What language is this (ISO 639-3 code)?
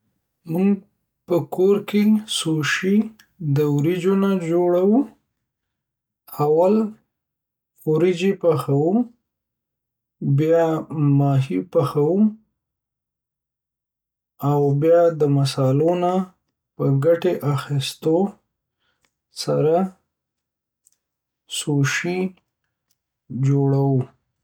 pus